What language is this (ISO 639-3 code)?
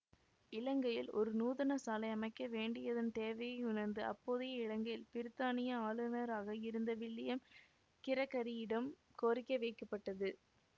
tam